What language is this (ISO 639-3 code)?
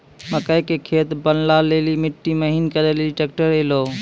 mai